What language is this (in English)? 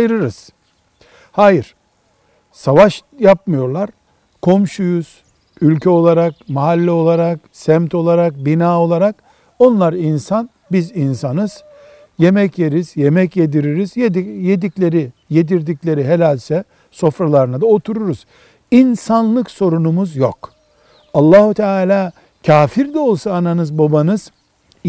Turkish